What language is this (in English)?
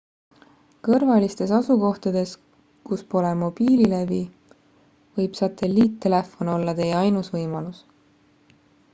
Estonian